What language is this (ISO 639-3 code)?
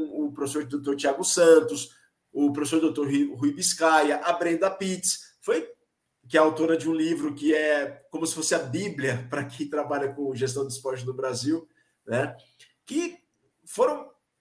por